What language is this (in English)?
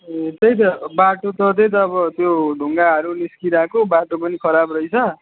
Nepali